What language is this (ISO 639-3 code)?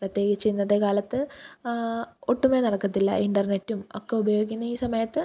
mal